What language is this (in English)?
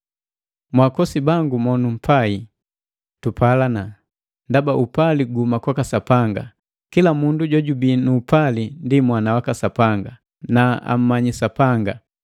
Matengo